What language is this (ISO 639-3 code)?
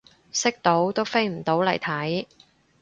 yue